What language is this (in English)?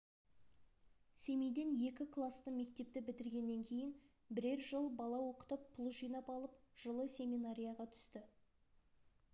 Kazakh